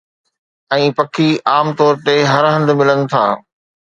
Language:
Sindhi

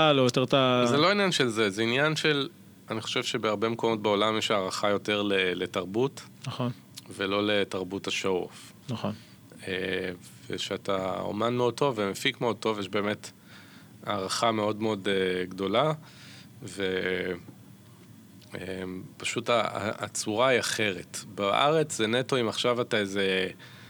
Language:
Hebrew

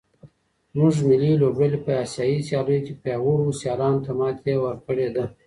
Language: Pashto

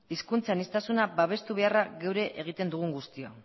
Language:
Basque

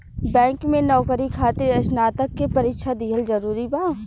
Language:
Bhojpuri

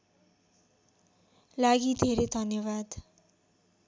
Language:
Nepali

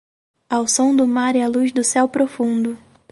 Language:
Portuguese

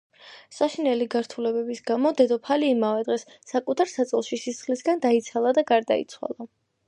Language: Georgian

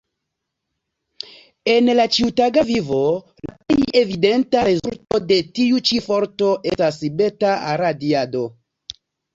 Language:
Esperanto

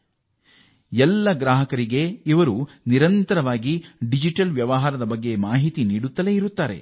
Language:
Kannada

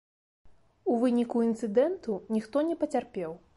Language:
Belarusian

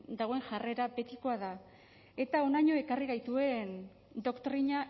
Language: Basque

